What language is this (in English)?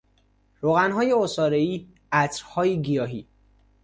Persian